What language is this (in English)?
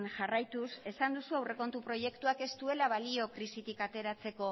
Basque